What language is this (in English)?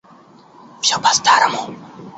Russian